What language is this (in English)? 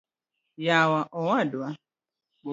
Luo (Kenya and Tanzania)